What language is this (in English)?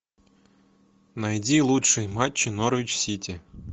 Russian